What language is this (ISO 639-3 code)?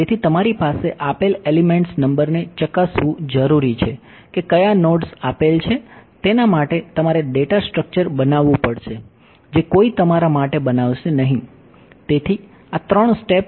guj